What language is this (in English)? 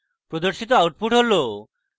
Bangla